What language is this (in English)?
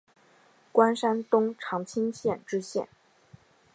Chinese